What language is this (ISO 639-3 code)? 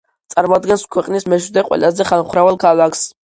kat